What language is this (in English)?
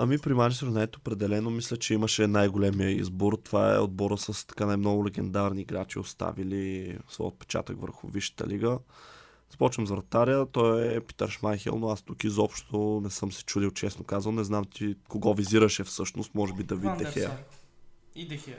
Bulgarian